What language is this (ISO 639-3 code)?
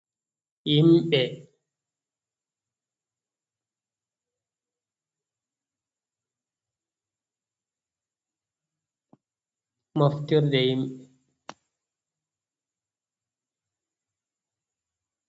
ful